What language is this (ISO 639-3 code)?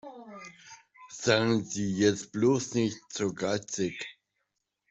deu